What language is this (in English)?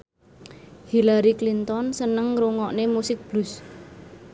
Javanese